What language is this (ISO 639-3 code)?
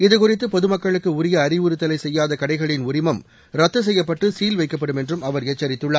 tam